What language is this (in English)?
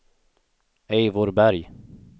Swedish